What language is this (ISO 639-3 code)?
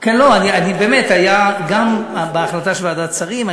heb